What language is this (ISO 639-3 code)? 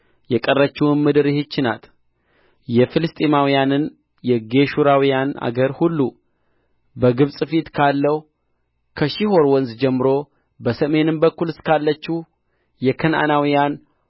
amh